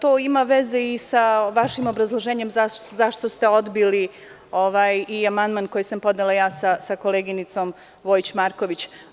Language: Serbian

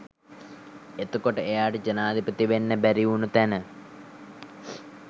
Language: Sinhala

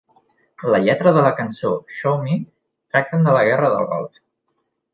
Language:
Catalan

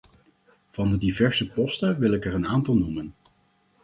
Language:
Dutch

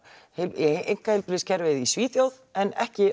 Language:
Icelandic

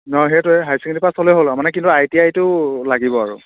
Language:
Assamese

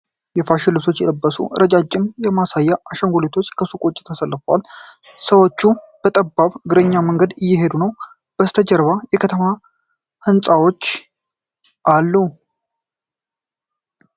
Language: Amharic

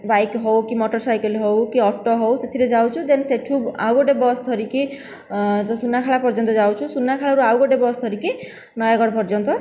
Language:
Odia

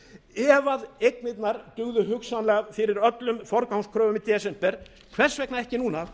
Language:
Icelandic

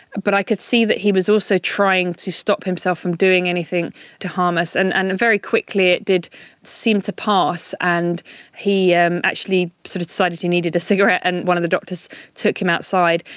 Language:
English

